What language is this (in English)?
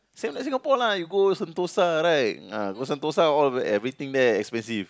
English